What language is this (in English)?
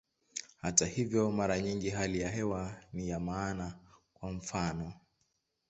Swahili